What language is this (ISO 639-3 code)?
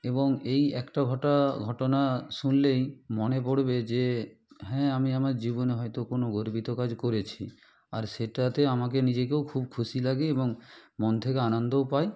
ben